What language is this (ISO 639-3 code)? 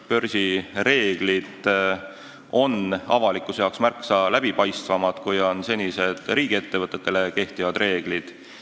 est